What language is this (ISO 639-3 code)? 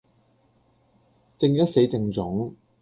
yue